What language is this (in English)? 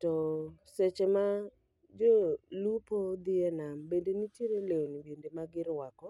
Luo (Kenya and Tanzania)